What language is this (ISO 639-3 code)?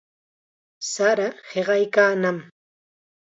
qxa